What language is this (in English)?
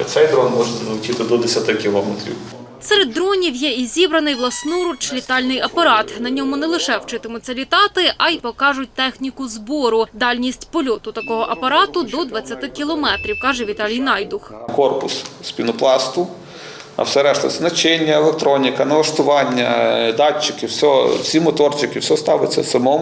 Ukrainian